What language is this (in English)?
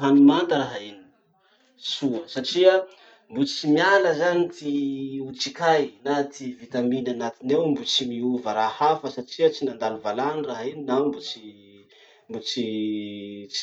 Masikoro Malagasy